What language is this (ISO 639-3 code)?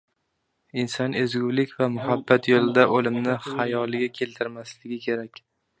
uzb